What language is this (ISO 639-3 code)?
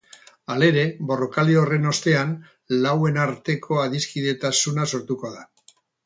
eus